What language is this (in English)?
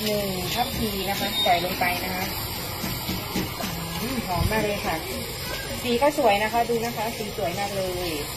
Thai